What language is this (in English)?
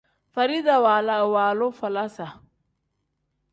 Tem